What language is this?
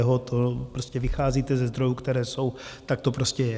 Czech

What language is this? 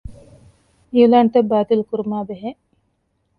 Divehi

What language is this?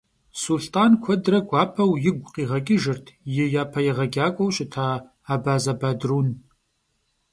Kabardian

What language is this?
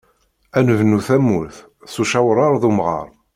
Kabyle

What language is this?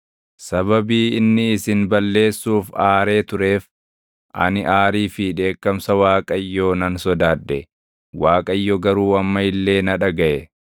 Oromo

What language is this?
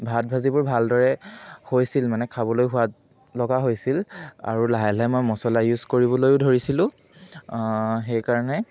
Assamese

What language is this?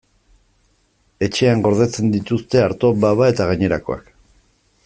Basque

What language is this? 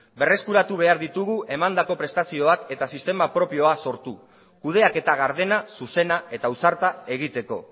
Basque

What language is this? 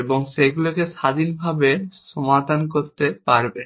Bangla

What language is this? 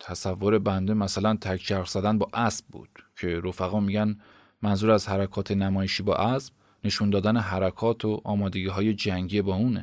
Persian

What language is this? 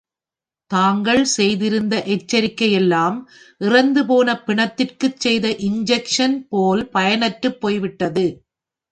Tamil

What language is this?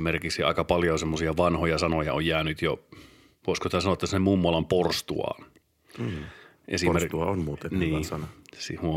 Finnish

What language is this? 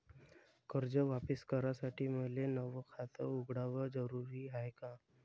Marathi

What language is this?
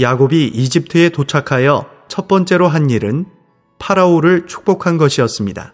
Korean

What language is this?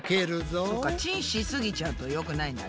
Japanese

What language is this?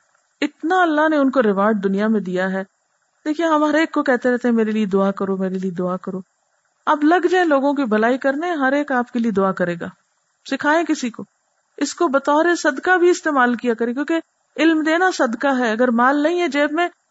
Urdu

